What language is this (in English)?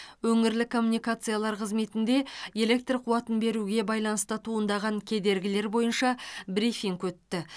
Kazakh